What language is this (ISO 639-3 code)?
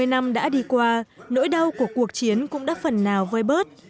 vie